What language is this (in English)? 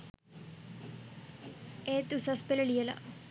Sinhala